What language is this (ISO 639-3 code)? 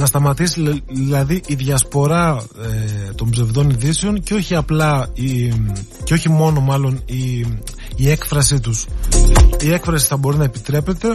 ell